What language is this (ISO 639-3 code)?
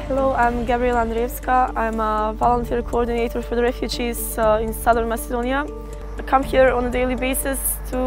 eng